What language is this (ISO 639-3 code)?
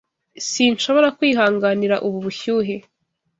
kin